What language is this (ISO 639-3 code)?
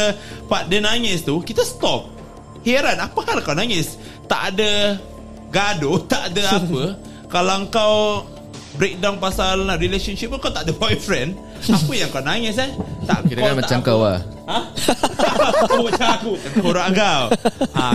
msa